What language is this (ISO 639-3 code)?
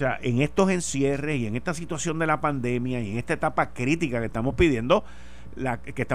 spa